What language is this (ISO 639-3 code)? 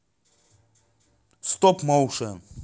rus